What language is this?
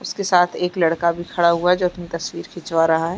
Hindi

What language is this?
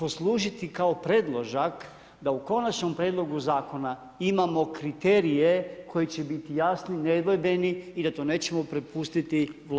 Croatian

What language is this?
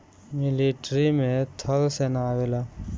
Bhojpuri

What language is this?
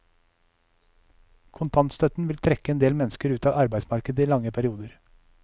Norwegian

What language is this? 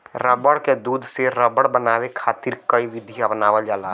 Bhojpuri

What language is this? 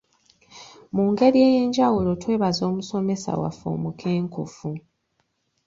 Ganda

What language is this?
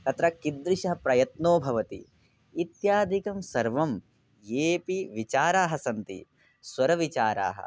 Sanskrit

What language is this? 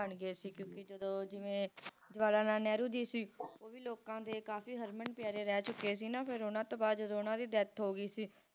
Punjabi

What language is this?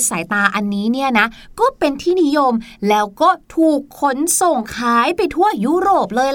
Thai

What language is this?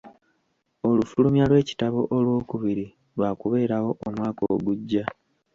Ganda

